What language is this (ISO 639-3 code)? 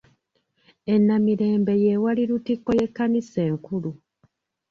lug